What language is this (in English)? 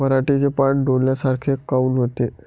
Marathi